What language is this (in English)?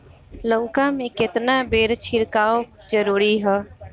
Bhojpuri